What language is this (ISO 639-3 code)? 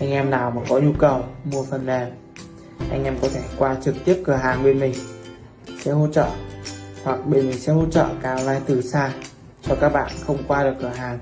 vie